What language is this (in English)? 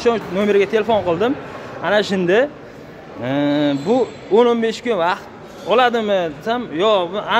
Korean